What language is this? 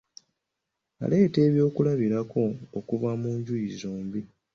Ganda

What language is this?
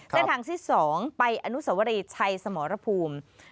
Thai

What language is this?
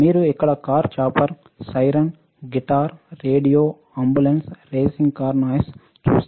Telugu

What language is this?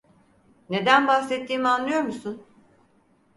Turkish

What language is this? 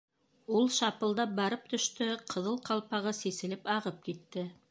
Bashkir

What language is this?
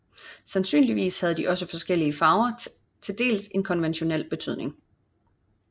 Danish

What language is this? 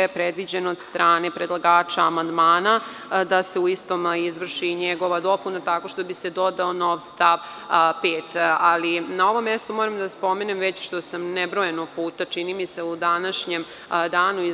Serbian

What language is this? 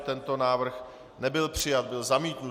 Czech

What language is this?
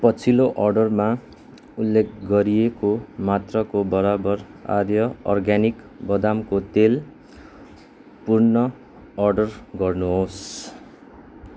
Nepali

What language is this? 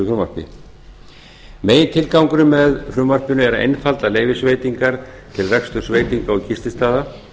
Icelandic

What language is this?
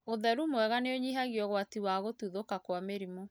Kikuyu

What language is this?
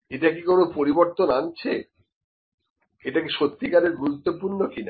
Bangla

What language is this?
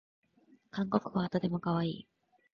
Japanese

